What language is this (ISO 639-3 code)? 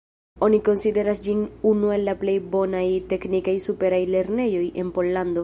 epo